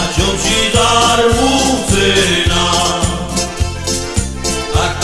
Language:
Slovak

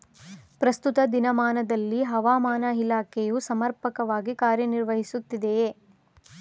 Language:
Kannada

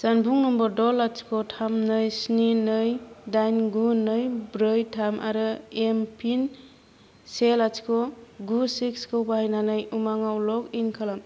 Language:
Bodo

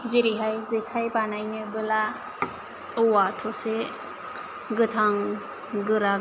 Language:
Bodo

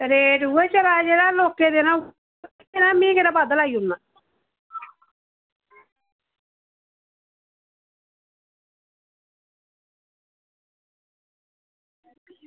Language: Dogri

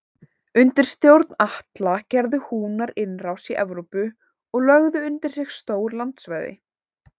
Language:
Icelandic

